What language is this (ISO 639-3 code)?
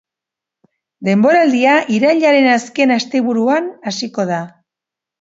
eus